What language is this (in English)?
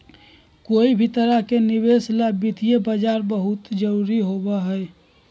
Magahi